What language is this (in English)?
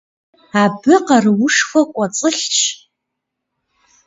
Kabardian